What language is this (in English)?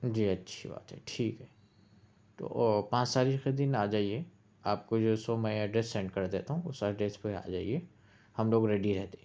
Urdu